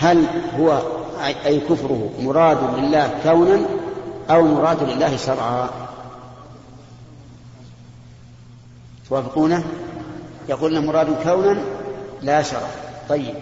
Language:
Arabic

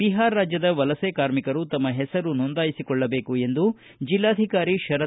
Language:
Kannada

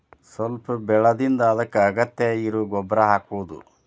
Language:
Kannada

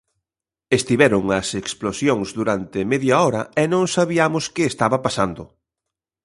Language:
Galician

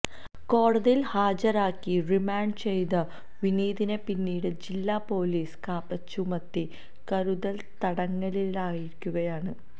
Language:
Malayalam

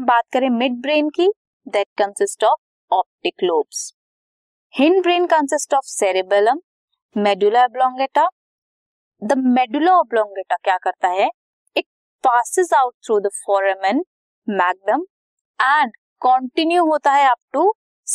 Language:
Hindi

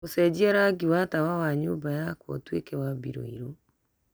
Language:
Kikuyu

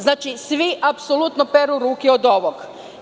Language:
Serbian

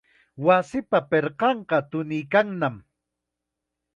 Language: Chiquián Ancash Quechua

